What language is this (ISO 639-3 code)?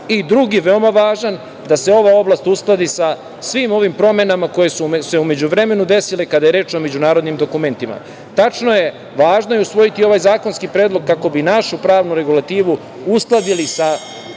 srp